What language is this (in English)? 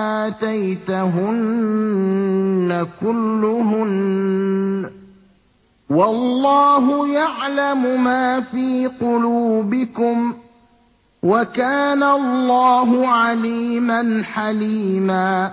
Arabic